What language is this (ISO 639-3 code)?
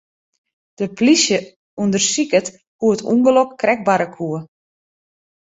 fry